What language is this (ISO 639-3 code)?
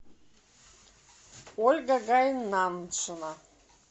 rus